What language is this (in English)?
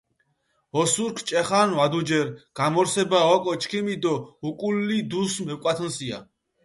Mingrelian